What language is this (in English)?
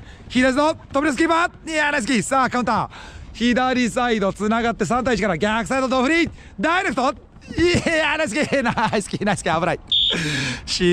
Japanese